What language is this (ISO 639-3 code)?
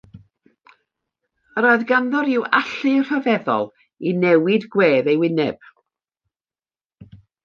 cym